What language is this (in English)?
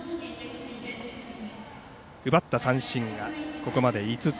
Japanese